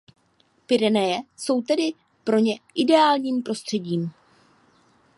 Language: Czech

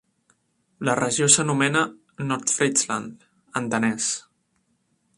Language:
Catalan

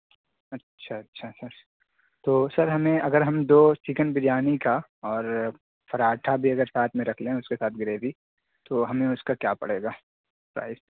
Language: Urdu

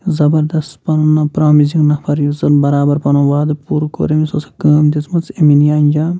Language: Kashmiri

